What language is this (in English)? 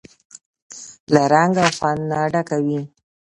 Pashto